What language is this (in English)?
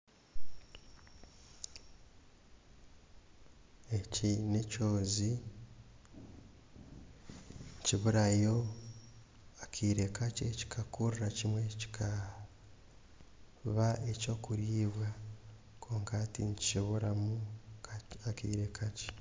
Nyankole